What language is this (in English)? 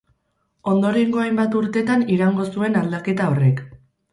Basque